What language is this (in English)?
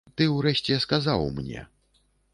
Belarusian